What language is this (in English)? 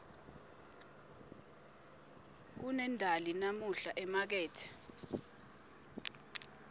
Swati